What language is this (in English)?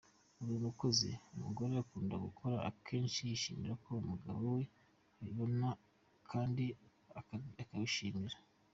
Kinyarwanda